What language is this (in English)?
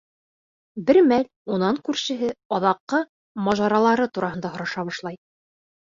Bashkir